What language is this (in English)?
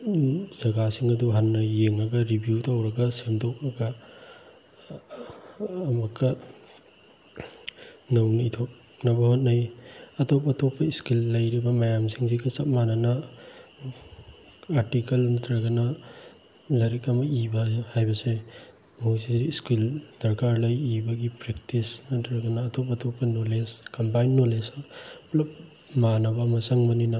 Manipuri